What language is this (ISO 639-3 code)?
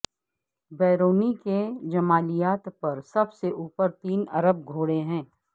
urd